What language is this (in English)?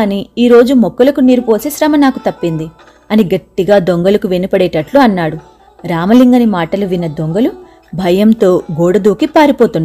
Telugu